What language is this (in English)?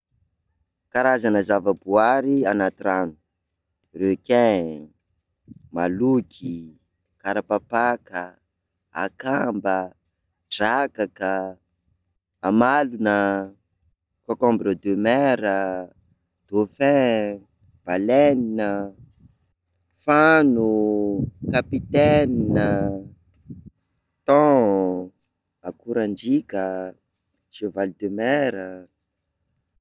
Sakalava Malagasy